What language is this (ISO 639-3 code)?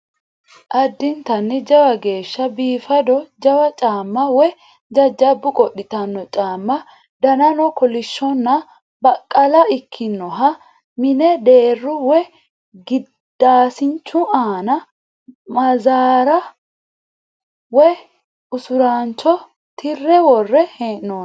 sid